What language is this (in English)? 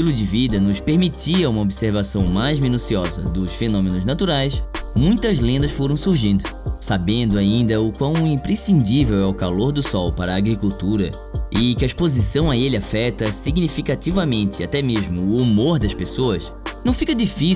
Portuguese